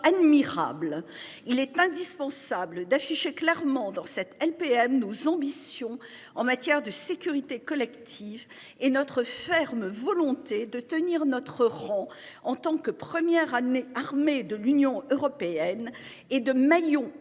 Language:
French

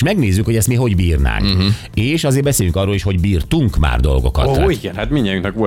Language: Hungarian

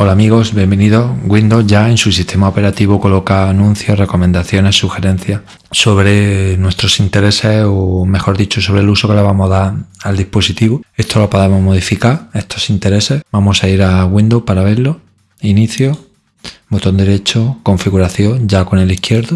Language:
Spanish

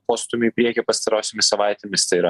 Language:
Lithuanian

